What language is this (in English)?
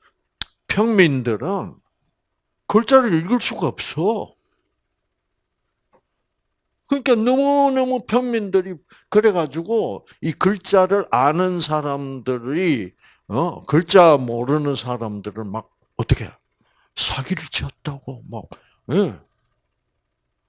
Korean